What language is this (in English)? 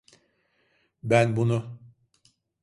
Turkish